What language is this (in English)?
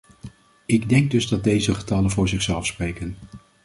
Dutch